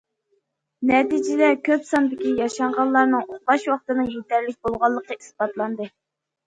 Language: Uyghur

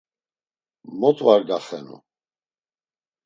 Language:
Laz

